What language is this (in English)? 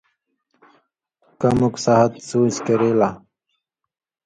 Indus Kohistani